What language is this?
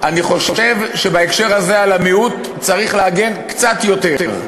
Hebrew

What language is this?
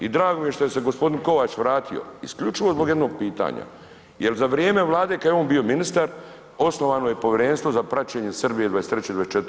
Croatian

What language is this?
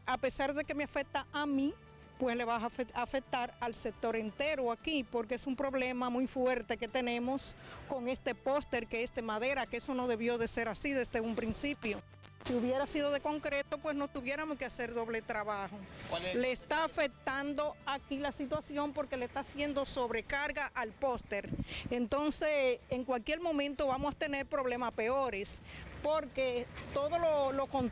Spanish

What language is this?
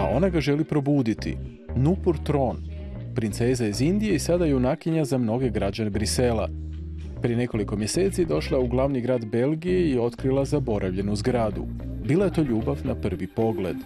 Croatian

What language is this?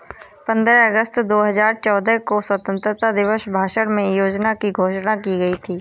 Hindi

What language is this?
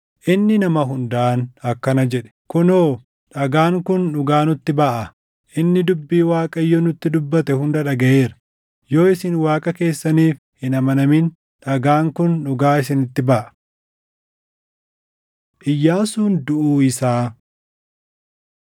Oromo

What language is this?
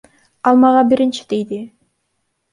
Kyrgyz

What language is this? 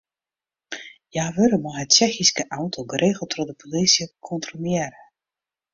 Western Frisian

